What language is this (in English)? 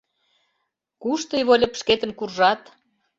Mari